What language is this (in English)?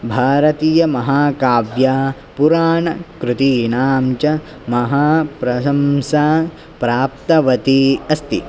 Sanskrit